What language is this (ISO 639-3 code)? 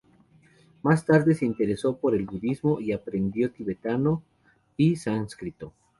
spa